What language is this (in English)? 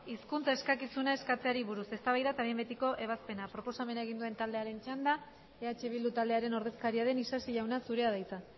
Basque